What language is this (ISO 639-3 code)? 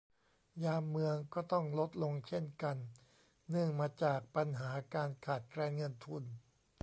tha